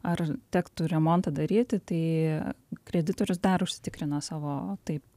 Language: Lithuanian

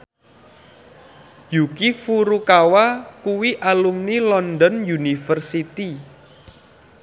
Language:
Javanese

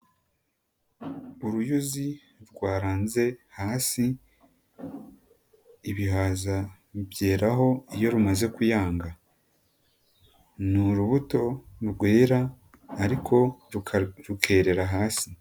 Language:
Kinyarwanda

